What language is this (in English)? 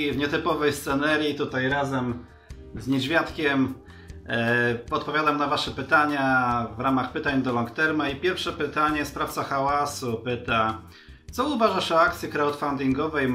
Polish